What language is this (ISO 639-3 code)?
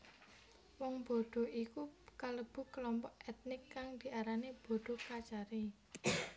jav